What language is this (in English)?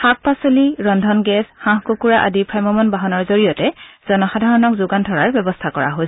Assamese